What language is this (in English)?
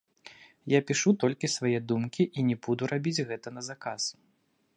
Belarusian